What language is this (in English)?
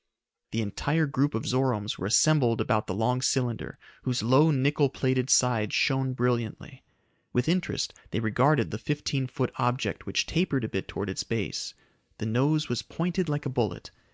English